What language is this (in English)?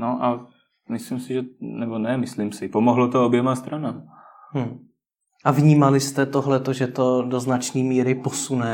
Czech